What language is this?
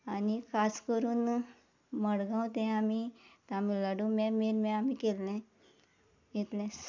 Konkani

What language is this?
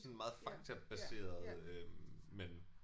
Danish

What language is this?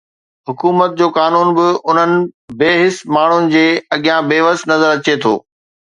Sindhi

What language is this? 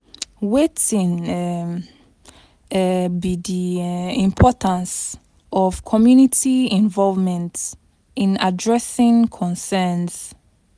Nigerian Pidgin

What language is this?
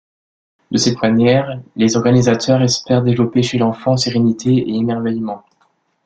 French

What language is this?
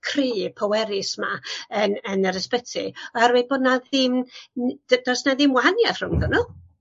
Welsh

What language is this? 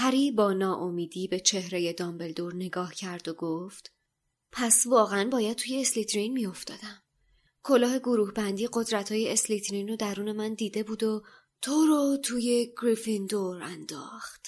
Persian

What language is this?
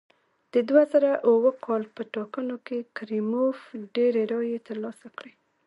Pashto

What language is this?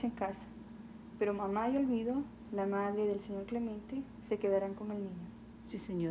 Spanish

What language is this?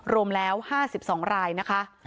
Thai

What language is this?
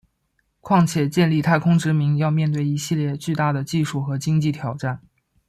Chinese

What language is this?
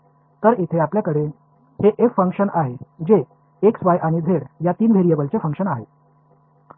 Marathi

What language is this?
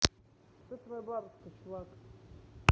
Russian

